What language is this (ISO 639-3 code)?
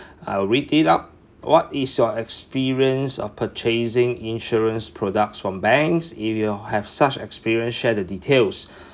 eng